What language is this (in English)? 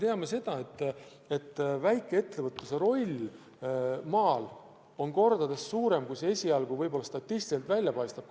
Estonian